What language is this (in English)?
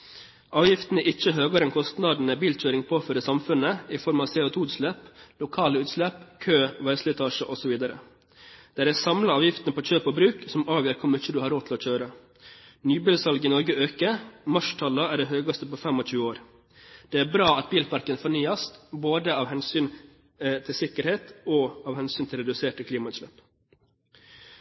Norwegian Bokmål